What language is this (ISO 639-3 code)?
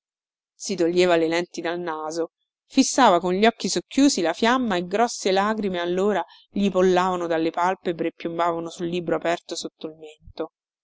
ita